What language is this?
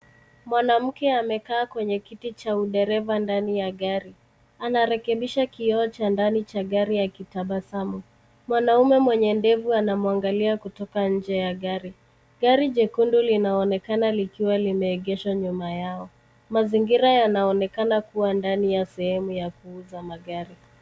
Swahili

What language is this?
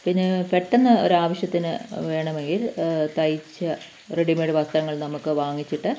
Malayalam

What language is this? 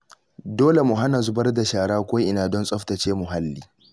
Hausa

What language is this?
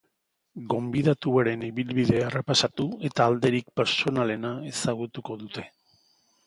Basque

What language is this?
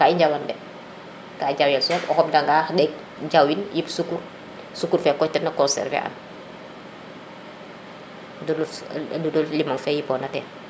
Serer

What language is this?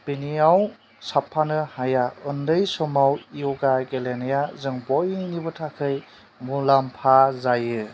Bodo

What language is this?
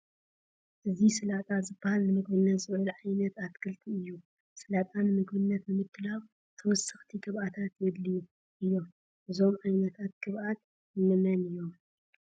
Tigrinya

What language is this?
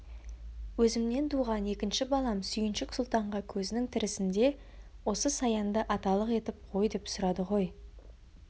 Kazakh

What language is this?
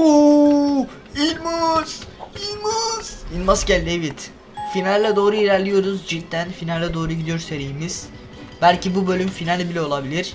Turkish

